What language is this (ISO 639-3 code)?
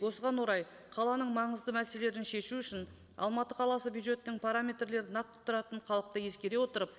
kaz